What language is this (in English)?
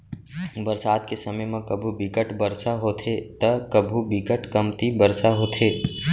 Chhattisgarhi